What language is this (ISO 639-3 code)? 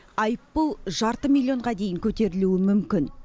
kaz